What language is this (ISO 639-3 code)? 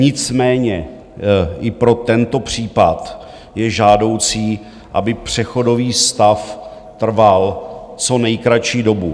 ces